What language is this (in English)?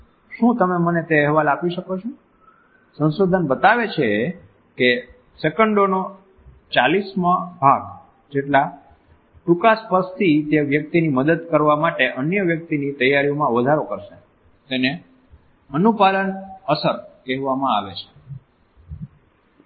Gujarati